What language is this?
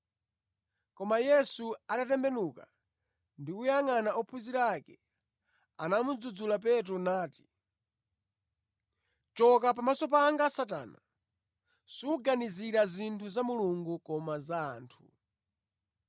Nyanja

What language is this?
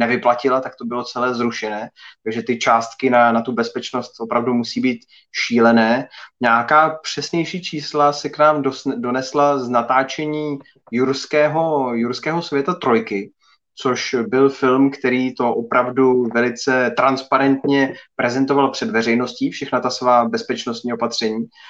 Czech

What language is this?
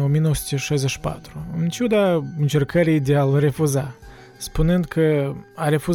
Romanian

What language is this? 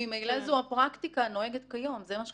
Hebrew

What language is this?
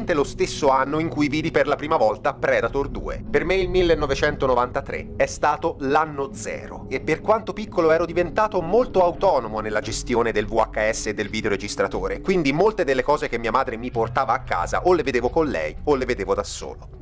Italian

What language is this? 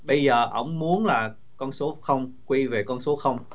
Vietnamese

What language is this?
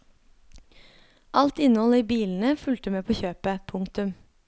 Norwegian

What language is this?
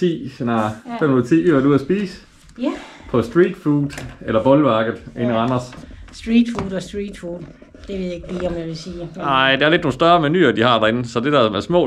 Danish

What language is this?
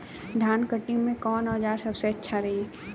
Bhojpuri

